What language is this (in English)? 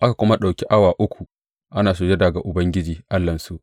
Hausa